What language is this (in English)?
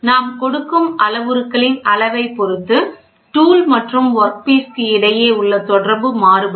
Tamil